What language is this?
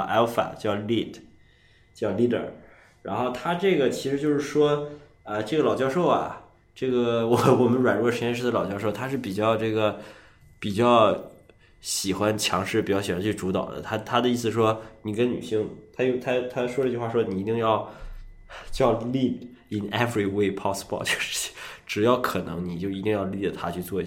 Chinese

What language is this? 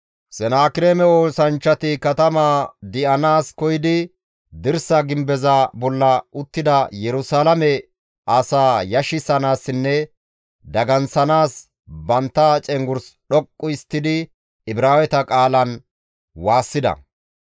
Gamo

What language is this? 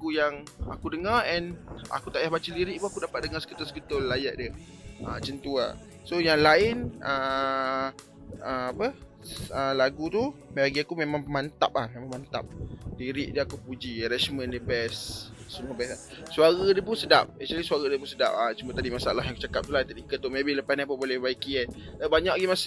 Malay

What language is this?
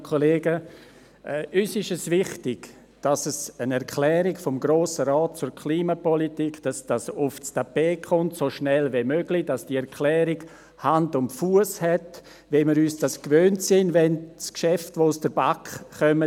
Swiss German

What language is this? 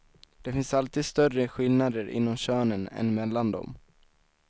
Swedish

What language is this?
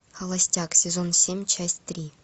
Russian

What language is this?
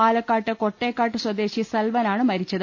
Malayalam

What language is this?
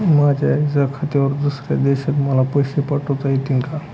Marathi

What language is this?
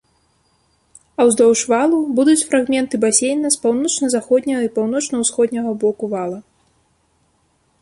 Belarusian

